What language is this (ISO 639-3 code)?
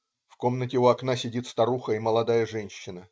rus